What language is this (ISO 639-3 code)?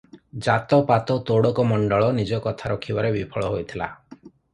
ori